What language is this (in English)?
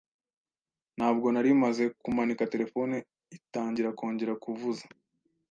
Kinyarwanda